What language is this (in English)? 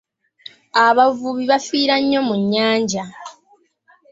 Ganda